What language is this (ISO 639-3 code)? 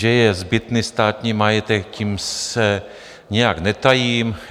ces